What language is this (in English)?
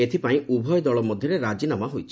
Odia